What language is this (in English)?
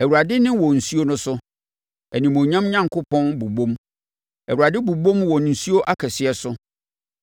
Akan